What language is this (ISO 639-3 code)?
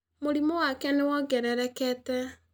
kik